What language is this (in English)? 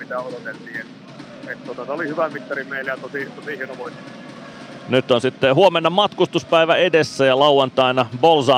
Finnish